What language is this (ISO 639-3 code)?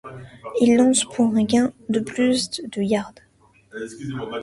fra